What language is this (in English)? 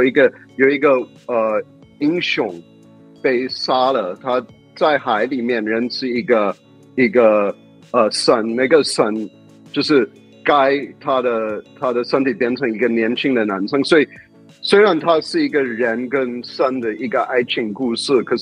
Chinese